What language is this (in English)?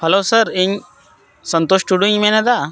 Santali